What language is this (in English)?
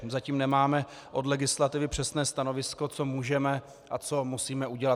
Czech